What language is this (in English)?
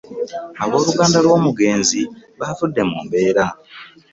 Ganda